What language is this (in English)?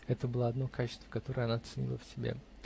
Russian